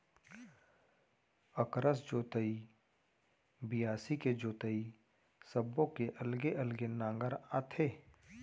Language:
Chhattisgarhi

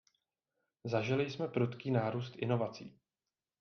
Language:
Czech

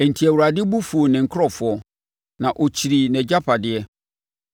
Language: Akan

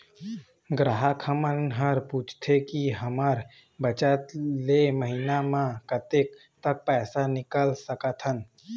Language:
Chhattisgarhi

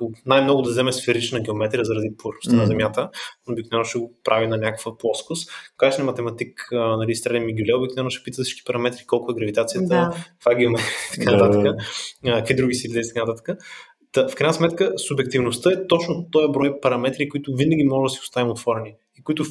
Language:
Bulgarian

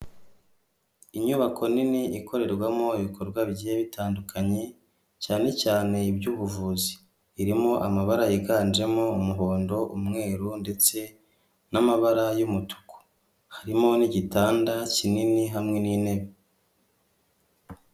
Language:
Kinyarwanda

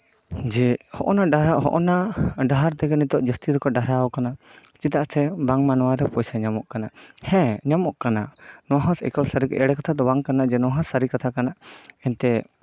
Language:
Santali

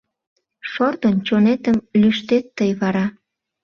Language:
Mari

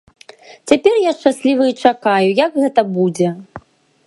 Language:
Belarusian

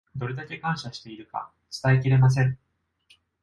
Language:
Japanese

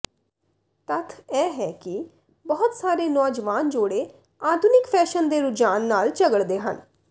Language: Punjabi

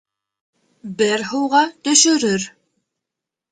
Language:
Bashkir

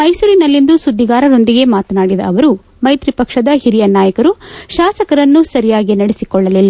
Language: Kannada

